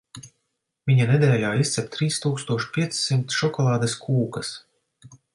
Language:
Latvian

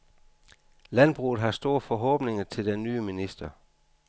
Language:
Danish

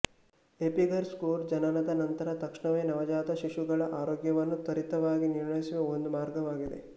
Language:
Kannada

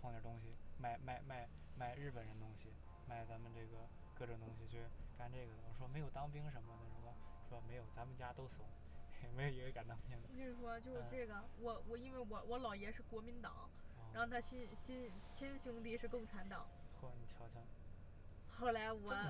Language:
Chinese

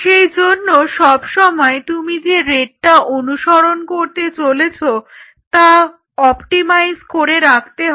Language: Bangla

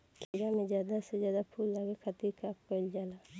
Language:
Bhojpuri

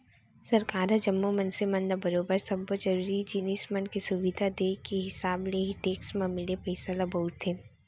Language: Chhattisgarhi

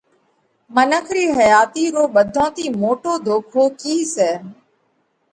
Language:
Parkari Koli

